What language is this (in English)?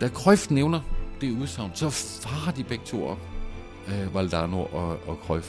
Danish